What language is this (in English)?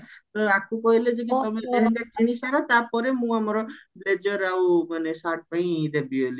Odia